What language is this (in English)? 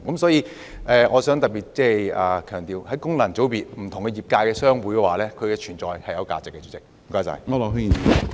Cantonese